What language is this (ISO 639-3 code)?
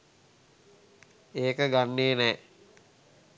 sin